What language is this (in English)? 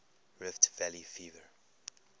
English